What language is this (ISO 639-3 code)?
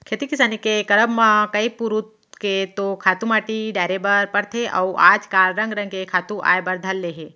hne